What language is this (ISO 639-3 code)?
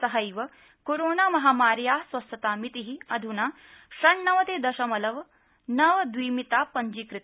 san